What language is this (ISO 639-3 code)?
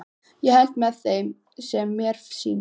isl